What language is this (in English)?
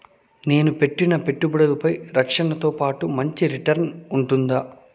Telugu